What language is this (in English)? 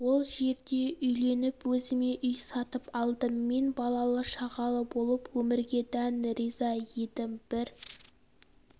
Kazakh